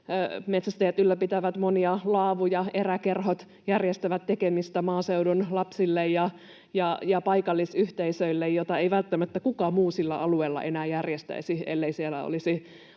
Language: Finnish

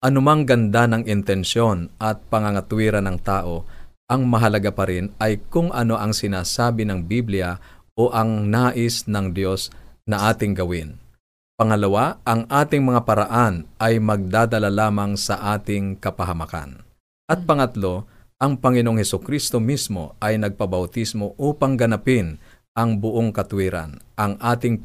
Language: Filipino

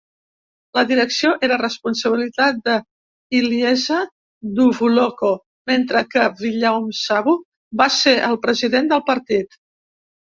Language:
Catalan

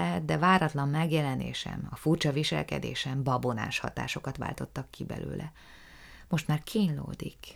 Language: Hungarian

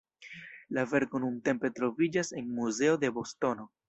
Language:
Esperanto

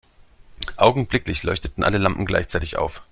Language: German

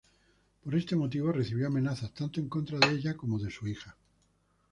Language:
Spanish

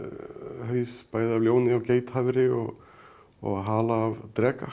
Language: Icelandic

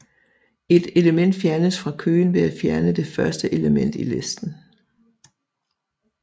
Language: Danish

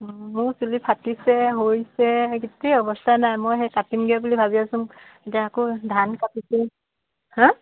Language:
Assamese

